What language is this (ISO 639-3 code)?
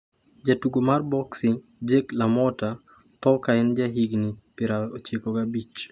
luo